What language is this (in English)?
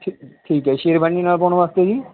Punjabi